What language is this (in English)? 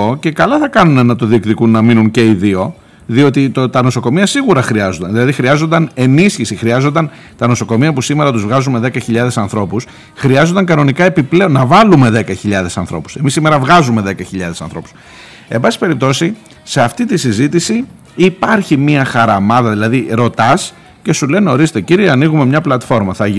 Greek